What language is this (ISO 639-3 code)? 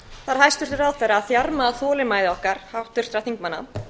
isl